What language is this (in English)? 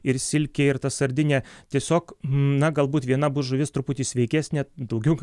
Lithuanian